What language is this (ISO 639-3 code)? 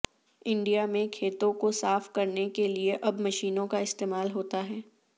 urd